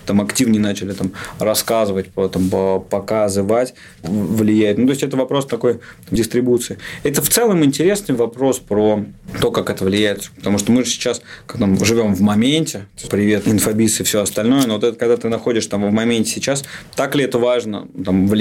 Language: Russian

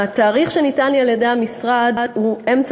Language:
Hebrew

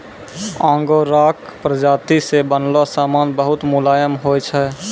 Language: Maithili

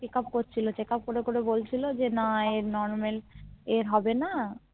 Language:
Bangla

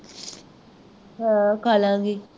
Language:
Punjabi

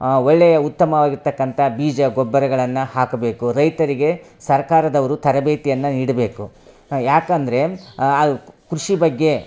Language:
Kannada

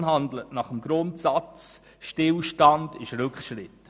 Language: Swiss German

